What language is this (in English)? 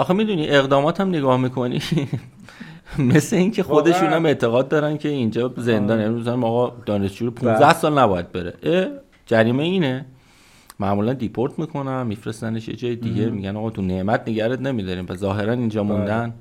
Persian